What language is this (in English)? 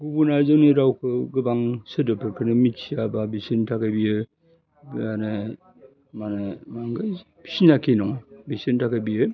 Bodo